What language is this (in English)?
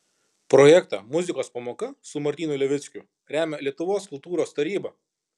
Lithuanian